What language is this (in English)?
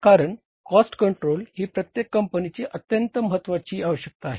Marathi